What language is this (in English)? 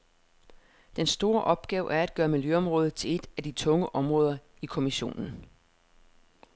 Danish